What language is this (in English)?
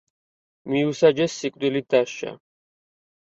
Georgian